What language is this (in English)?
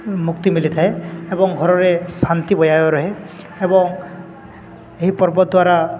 Odia